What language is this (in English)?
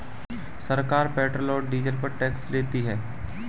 Hindi